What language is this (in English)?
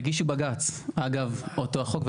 Hebrew